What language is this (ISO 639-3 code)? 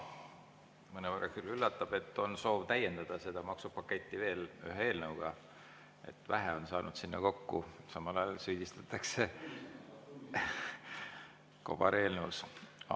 est